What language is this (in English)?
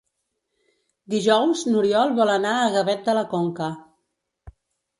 Catalan